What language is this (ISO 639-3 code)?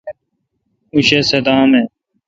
xka